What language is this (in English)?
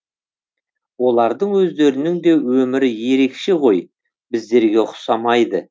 Kazakh